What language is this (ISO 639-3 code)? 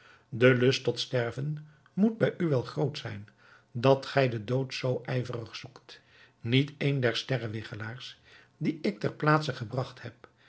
nld